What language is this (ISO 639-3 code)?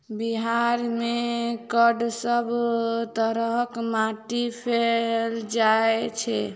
mai